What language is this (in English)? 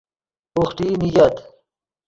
Yidgha